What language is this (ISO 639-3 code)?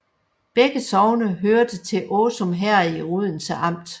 dan